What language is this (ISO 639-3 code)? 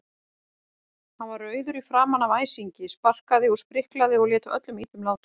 isl